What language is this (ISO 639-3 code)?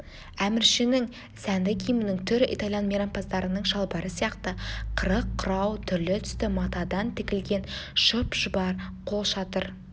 kaz